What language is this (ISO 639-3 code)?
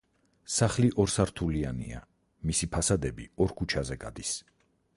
kat